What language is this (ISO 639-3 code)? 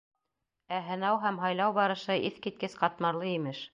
bak